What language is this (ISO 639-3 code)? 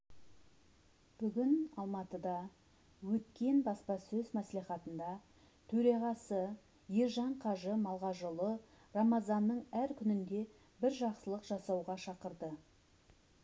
kaz